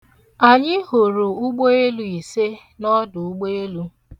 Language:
Igbo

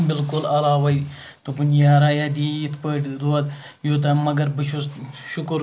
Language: Kashmiri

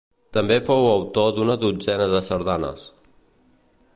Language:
Catalan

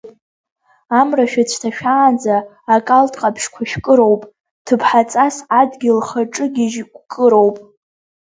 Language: Abkhazian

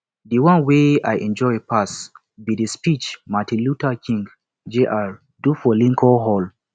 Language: Nigerian Pidgin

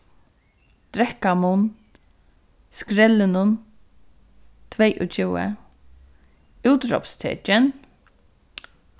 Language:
Faroese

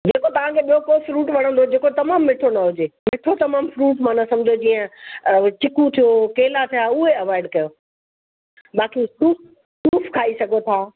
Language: Sindhi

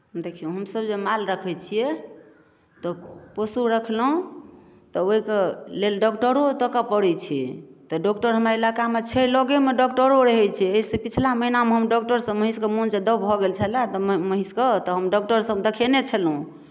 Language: Maithili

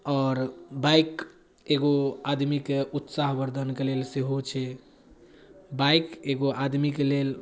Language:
Maithili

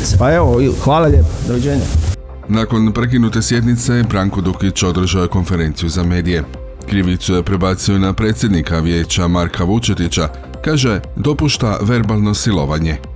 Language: Croatian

